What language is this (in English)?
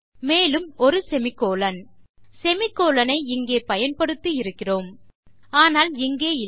Tamil